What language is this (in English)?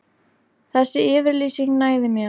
Icelandic